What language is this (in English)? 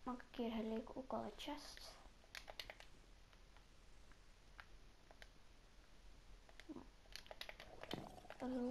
Dutch